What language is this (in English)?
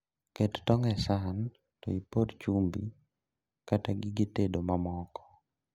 Luo (Kenya and Tanzania)